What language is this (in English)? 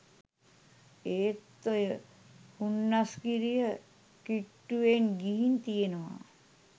Sinhala